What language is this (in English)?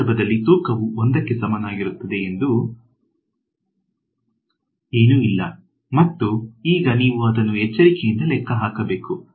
Kannada